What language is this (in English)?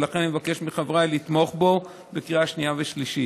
Hebrew